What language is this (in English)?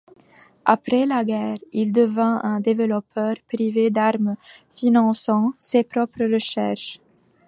French